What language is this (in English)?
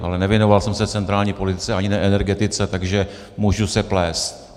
Czech